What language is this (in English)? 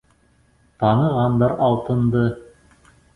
Bashkir